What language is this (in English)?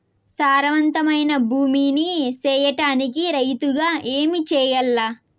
Telugu